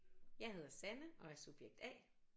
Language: Danish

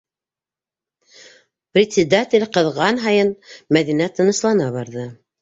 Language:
Bashkir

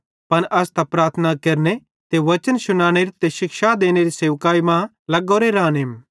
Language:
Bhadrawahi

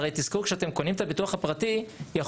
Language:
Hebrew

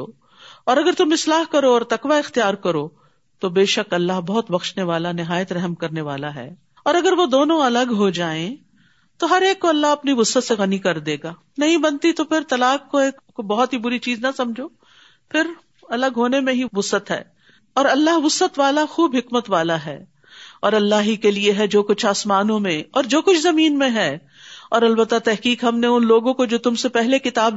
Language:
Urdu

